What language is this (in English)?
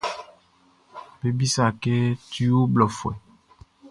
Baoulé